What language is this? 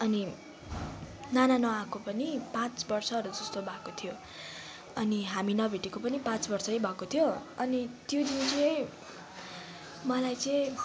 Nepali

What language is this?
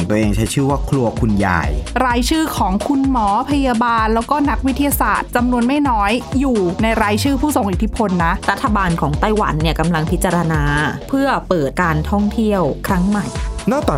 Thai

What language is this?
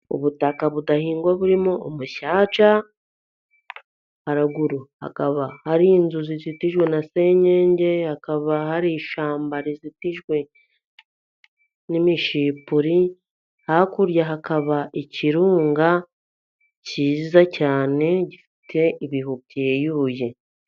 Kinyarwanda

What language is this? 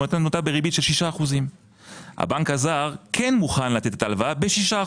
Hebrew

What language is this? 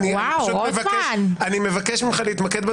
Hebrew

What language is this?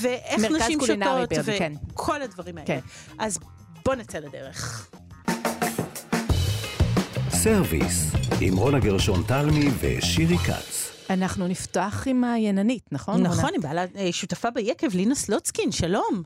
Hebrew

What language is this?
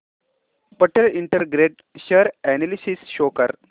Marathi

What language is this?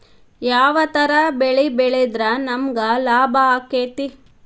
Kannada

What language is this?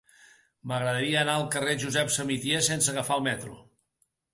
Catalan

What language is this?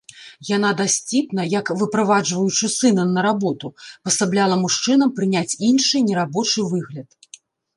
Belarusian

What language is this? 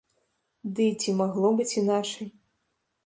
Belarusian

